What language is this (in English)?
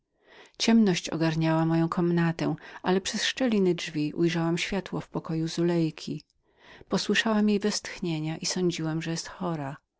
Polish